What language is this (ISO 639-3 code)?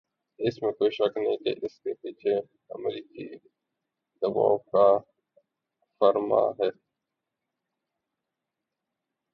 urd